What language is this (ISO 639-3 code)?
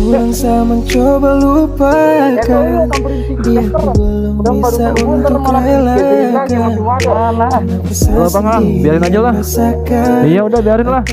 ind